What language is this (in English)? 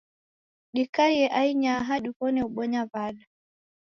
Taita